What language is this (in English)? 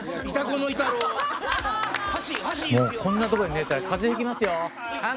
Japanese